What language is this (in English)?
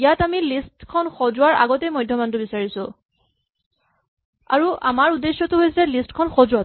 Assamese